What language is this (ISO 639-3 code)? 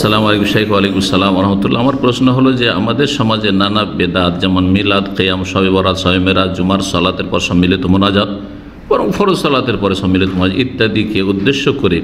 ara